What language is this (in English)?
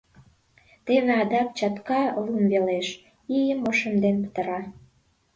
Mari